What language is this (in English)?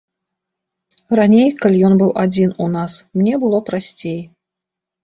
Belarusian